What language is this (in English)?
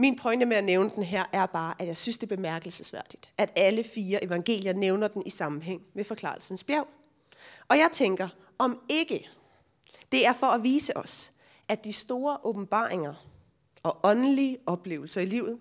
Danish